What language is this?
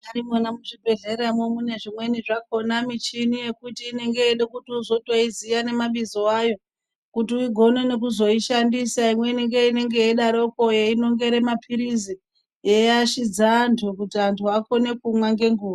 Ndau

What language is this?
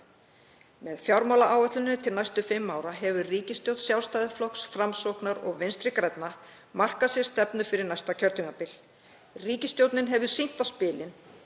Icelandic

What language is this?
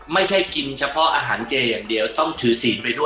Thai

